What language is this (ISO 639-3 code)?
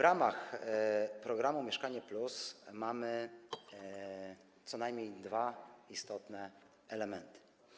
pol